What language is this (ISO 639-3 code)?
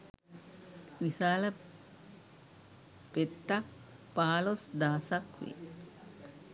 sin